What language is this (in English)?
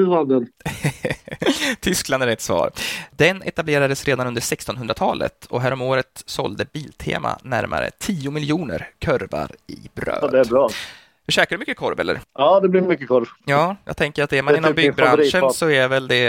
Swedish